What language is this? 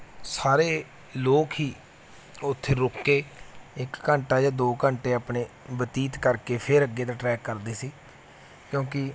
Punjabi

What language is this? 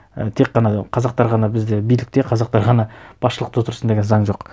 Kazakh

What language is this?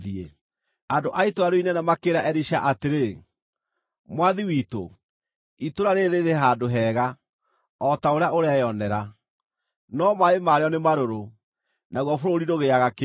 Kikuyu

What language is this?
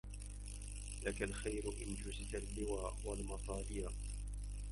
Arabic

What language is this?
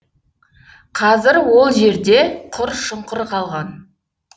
Kazakh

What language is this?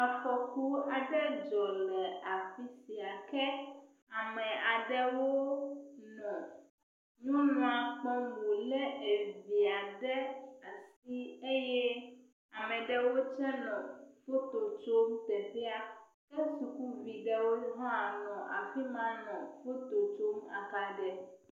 Ewe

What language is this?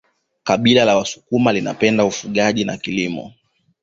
Swahili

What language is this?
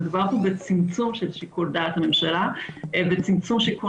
Hebrew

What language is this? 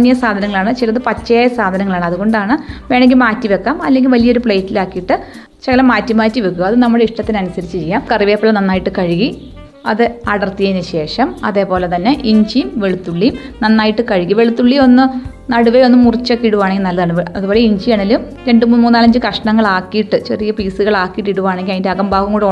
Malayalam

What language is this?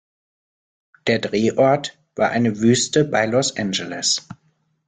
German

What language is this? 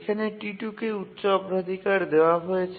Bangla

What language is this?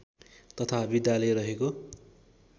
Nepali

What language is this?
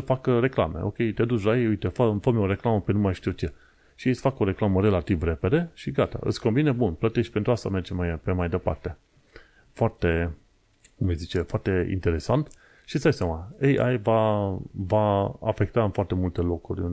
Romanian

